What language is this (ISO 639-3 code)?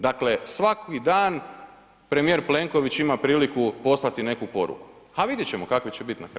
hrv